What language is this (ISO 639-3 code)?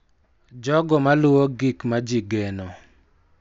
luo